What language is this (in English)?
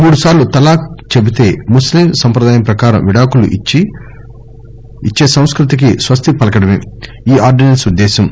Telugu